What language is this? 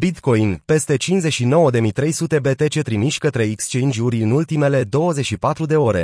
Romanian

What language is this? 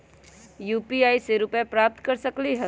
Magahi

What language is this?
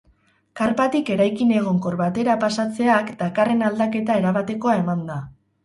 Basque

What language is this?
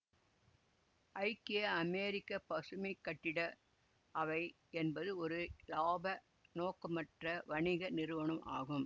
Tamil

